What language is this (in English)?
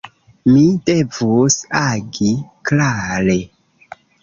Esperanto